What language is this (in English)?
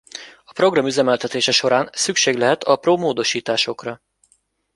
Hungarian